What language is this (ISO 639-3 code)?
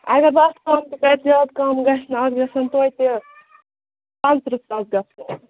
kas